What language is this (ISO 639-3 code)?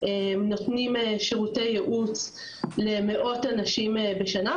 heb